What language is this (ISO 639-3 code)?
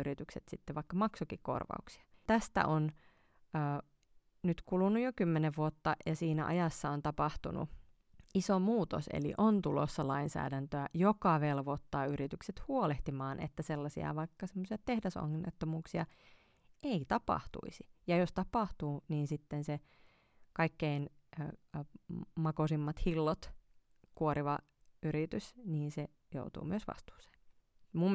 fin